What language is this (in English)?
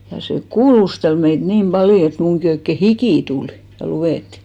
Finnish